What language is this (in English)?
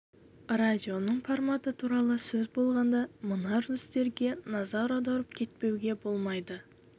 Kazakh